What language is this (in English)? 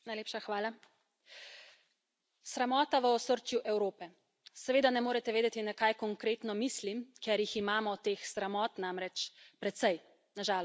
Slovenian